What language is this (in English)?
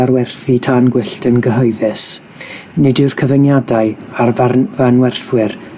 Welsh